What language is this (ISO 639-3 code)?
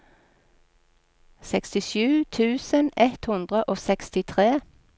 nor